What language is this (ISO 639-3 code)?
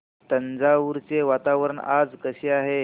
mar